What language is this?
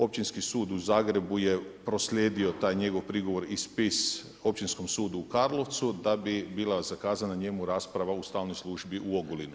Croatian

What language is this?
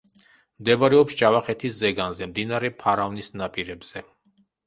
Georgian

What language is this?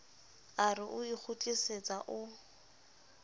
Southern Sotho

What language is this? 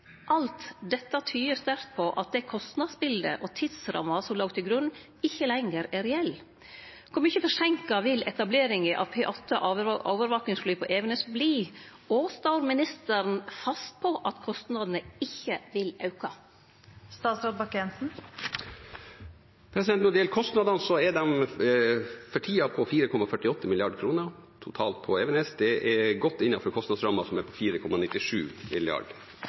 Norwegian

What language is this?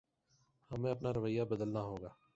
Urdu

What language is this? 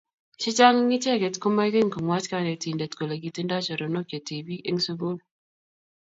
Kalenjin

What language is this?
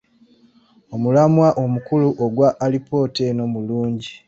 Ganda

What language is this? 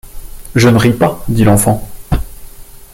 French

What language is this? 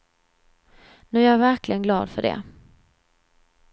Swedish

